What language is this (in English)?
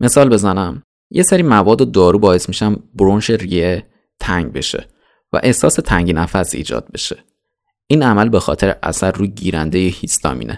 Persian